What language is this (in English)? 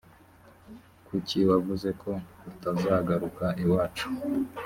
Kinyarwanda